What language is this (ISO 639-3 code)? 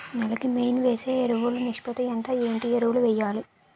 tel